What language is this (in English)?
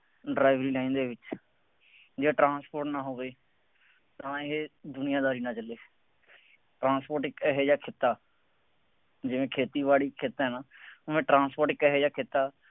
Punjabi